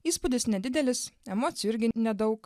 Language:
Lithuanian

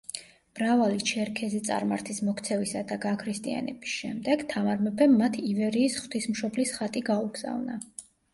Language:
Georgian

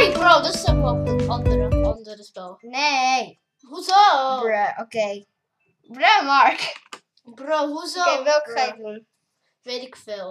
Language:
Dutch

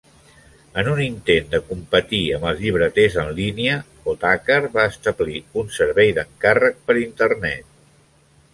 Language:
Catalan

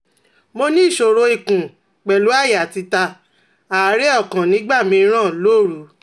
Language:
Yoruba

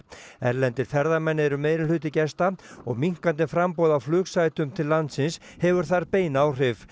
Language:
Icelandic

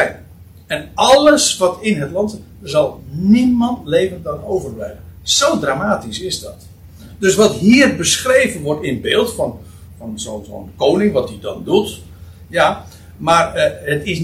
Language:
Dutch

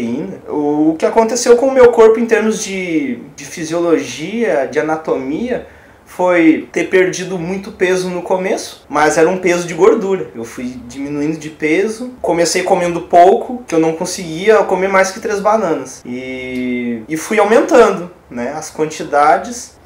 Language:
Portuguese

